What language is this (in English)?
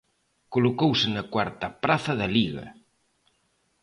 Galician